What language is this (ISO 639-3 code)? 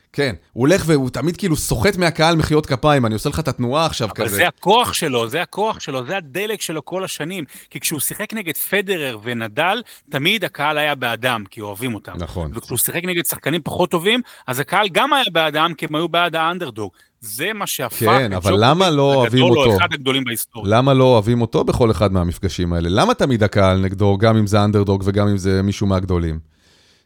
heb